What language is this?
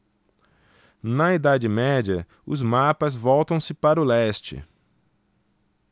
Portuguese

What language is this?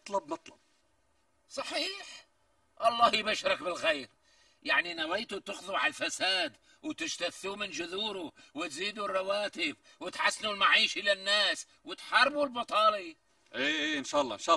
Arabic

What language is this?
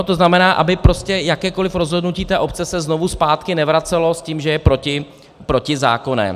Czech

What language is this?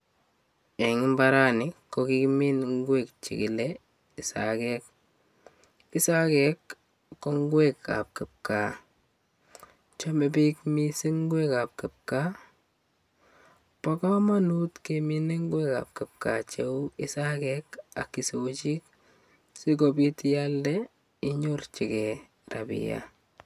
Kalenjin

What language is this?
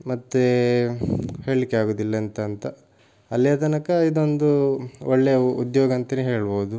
Kannada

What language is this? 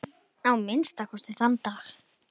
Icelandic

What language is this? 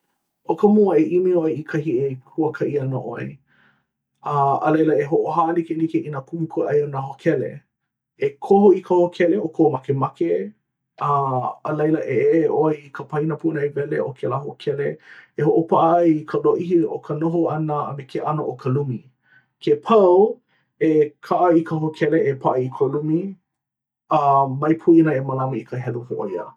Hawaiian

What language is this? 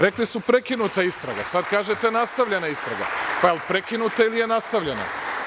Serbian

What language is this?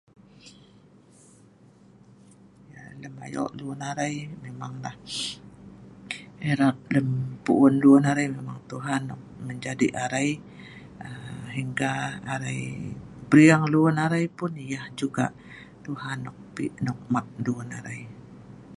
Sa'ban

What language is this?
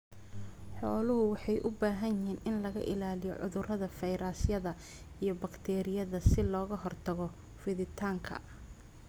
Somali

